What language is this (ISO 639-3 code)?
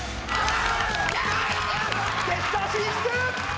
jpn